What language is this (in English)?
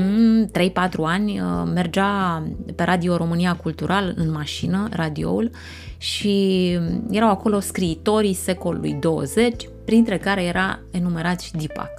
Romanian